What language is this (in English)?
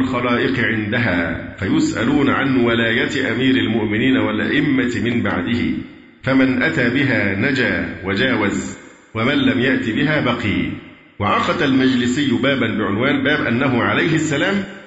Arabic